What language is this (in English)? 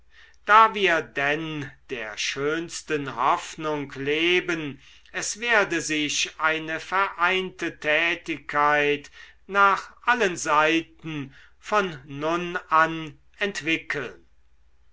German